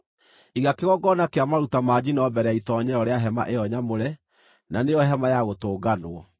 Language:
Kikuyu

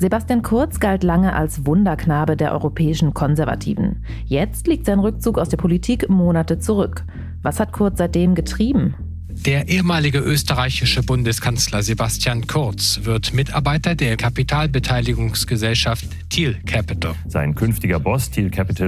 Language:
German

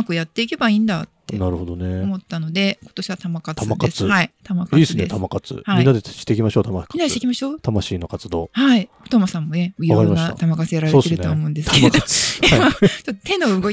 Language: Japanese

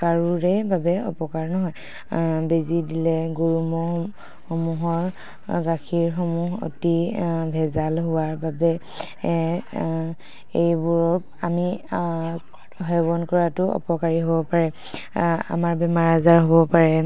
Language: Assamese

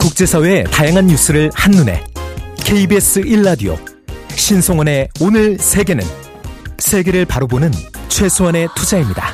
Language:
Korean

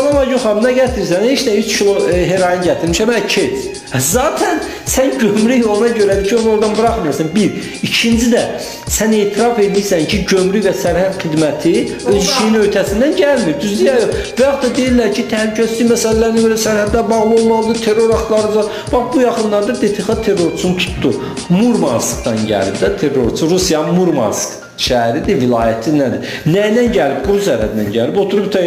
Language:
Turkish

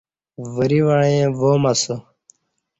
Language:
Kati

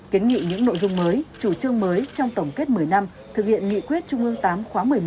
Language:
Vietnamese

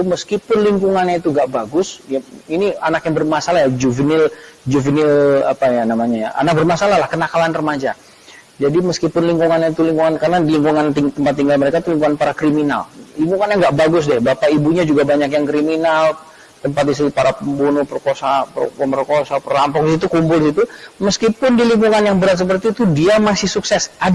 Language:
Indonesian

